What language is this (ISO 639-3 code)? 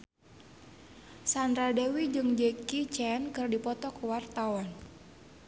sun